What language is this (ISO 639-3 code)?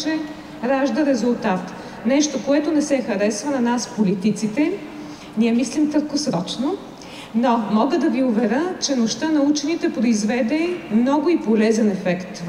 bul